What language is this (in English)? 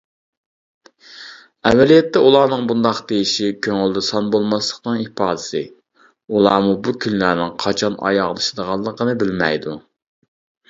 Uyghur